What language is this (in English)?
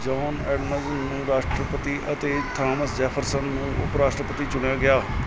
Punjabi